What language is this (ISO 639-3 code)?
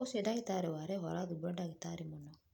kik